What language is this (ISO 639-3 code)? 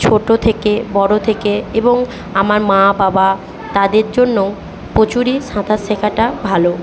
ben